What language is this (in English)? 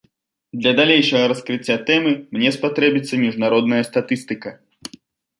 Belarusian